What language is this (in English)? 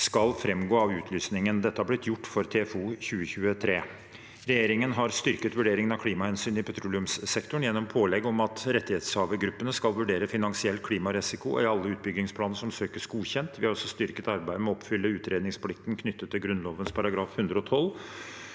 Norwegian